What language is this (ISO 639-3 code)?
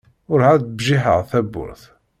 kab